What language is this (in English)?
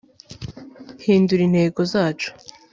Kinyarwanda